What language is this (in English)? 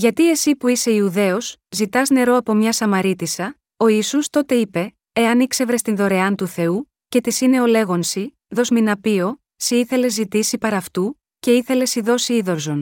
Greek